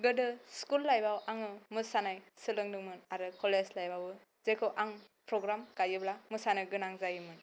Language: Bodo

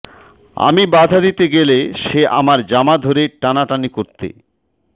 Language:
Bangla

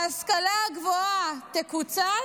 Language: Hebrew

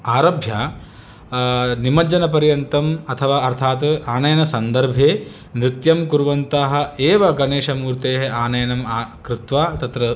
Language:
Sanskrit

